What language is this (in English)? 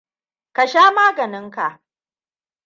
Hausa